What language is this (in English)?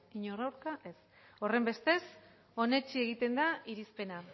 Basque